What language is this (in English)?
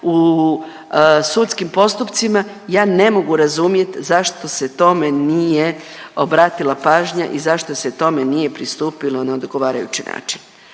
Croatian